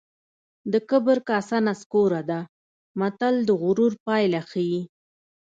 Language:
Pashto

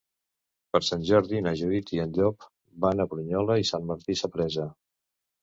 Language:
Catalan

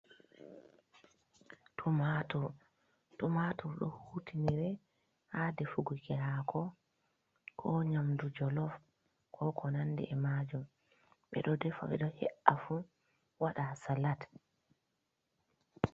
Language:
Fula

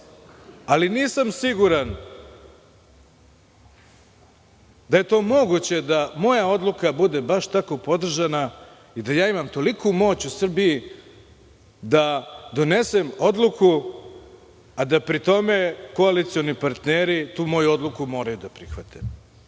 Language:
Serbian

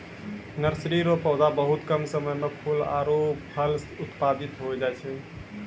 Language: Maithili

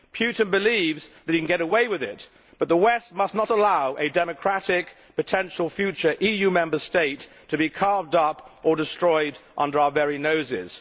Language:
English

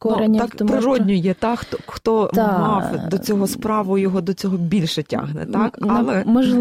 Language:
Ukrainian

